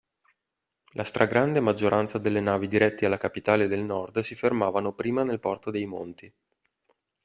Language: Italian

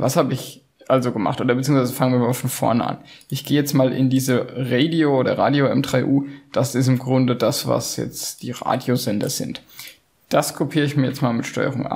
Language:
German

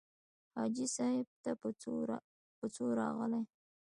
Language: Pashto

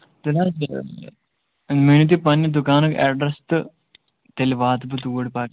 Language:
Kashmiri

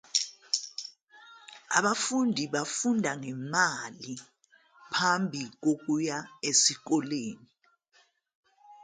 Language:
Zulu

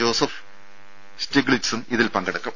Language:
Malayalam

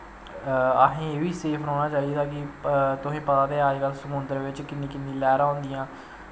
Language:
Dogri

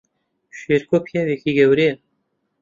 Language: Central Kurdish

